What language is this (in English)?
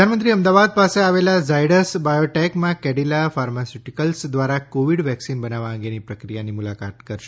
Gujarati